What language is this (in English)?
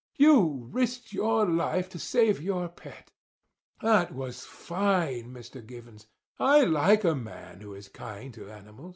English